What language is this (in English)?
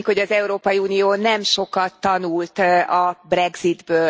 Hungarian